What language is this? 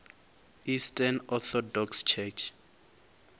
Venda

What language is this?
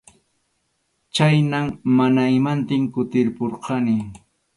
Arequipa-La Unión Quechua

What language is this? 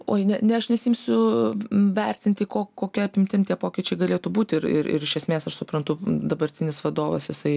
Lithuanian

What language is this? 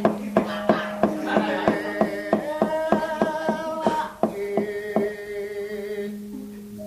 Indonesian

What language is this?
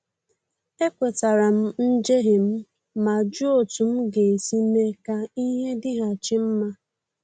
Igbo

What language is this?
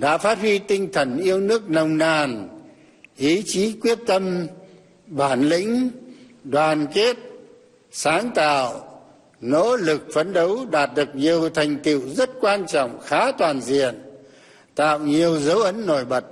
Vietnamese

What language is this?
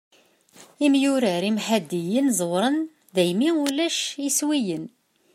Kabyle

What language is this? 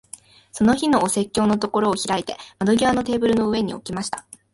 Japanese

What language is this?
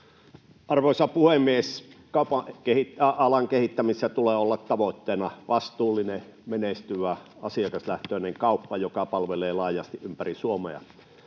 Finnish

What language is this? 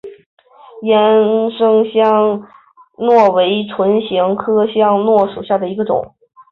Chinese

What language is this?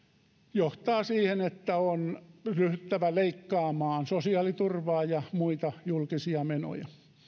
Finnish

